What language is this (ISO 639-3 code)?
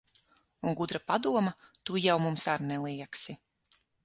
lav